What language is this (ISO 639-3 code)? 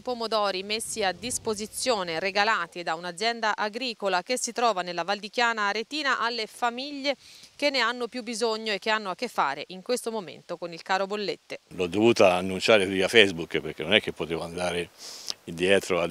ita